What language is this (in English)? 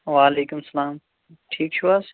Kashmiri